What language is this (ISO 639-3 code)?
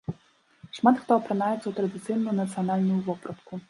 bel